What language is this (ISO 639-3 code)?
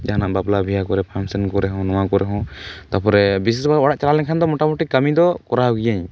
sat